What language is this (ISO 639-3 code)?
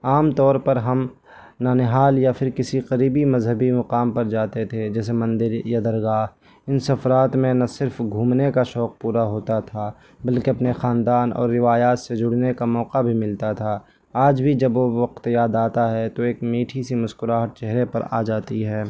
urd